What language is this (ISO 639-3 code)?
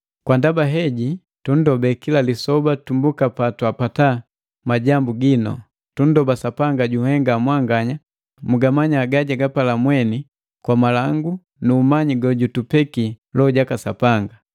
mgv